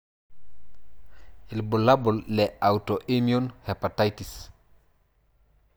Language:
Masai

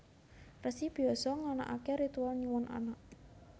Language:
Javanese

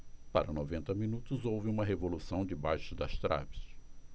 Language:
Portuguese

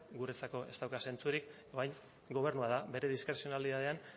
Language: Basque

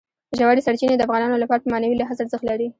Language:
Pashto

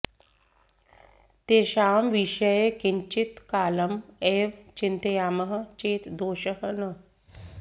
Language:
Sanskrit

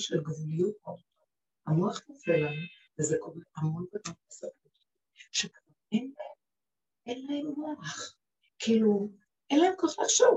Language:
Hebrew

